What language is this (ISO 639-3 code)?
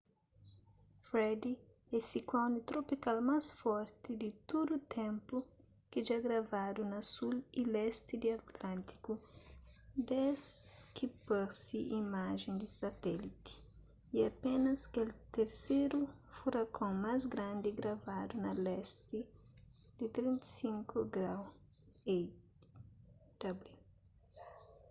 kea